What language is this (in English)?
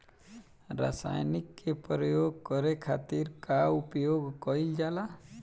Bhojpuri